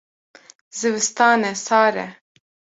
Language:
Kurdish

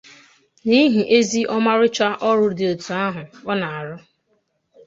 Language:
Igbo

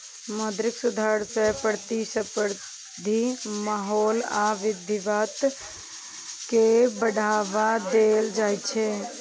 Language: Maithili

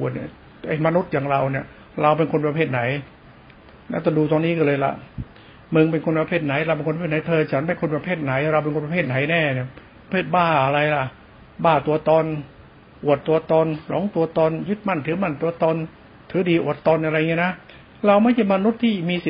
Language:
Thai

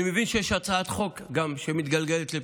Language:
Hebrew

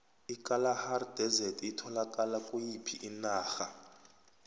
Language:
South Ndebele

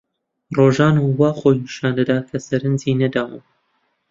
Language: Central Kurdish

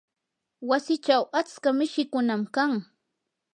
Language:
Yanahuanca Pasco Quechua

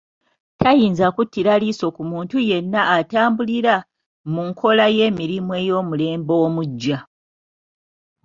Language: Ganda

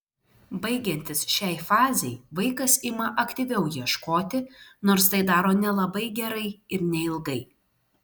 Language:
Lithuanian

